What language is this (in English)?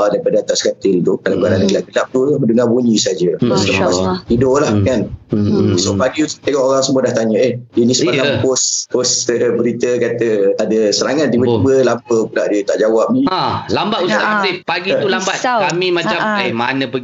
Malay